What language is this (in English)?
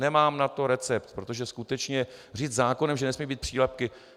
Czech